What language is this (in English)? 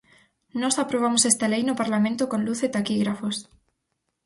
Galician